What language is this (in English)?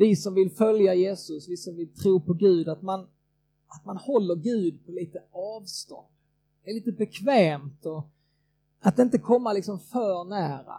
Swedish